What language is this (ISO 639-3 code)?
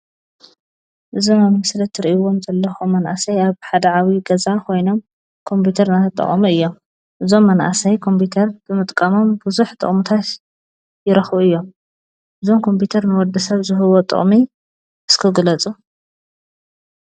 tir